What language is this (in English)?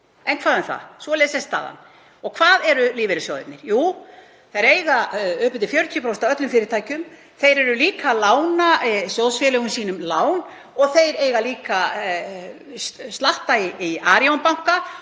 Icelandic